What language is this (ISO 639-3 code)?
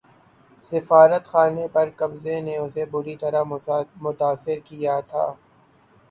urd